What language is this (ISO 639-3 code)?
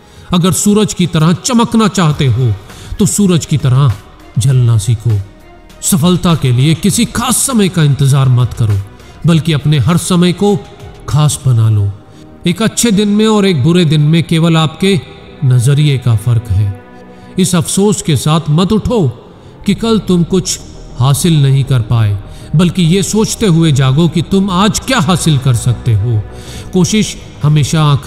hin